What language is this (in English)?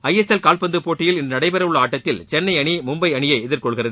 Tamil